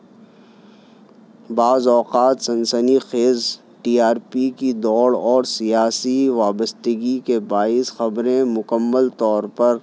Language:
Urdu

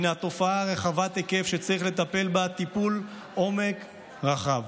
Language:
Hebrew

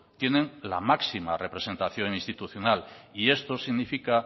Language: Spanish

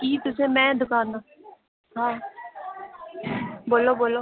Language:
Dogri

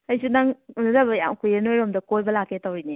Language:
Manipuri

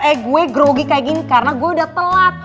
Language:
Indonesian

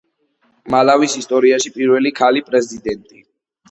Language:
Georgian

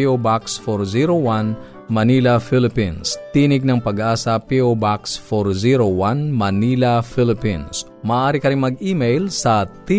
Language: Filipino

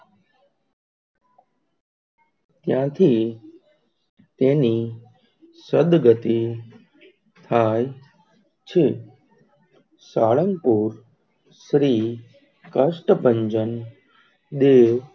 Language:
Gujarati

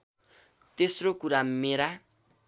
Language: Nepali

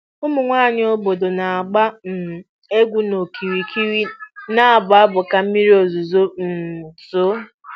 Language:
Igbo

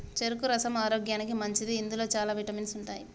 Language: Telugu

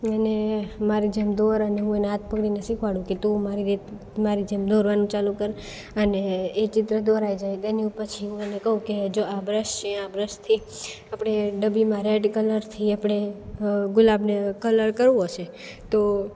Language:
Gujarati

